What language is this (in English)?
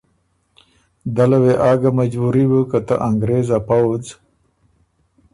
Ormuri